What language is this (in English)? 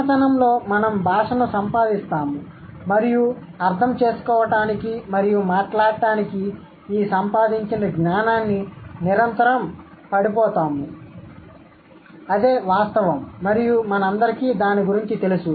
Telugu